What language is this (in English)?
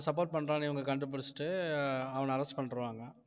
Tamil